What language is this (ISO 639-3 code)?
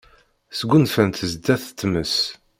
kab